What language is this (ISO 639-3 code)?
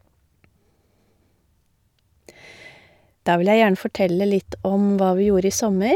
nor